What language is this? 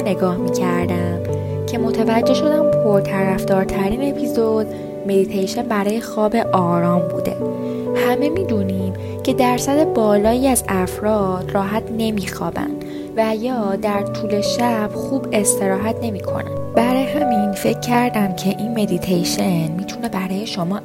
Persian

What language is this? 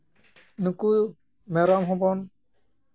Santali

